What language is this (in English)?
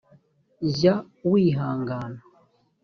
Kinyarwanda